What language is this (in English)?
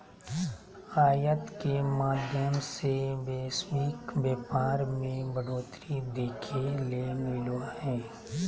Magahi